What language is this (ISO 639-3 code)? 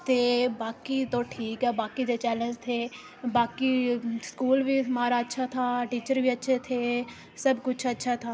doi